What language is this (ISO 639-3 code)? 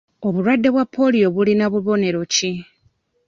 lug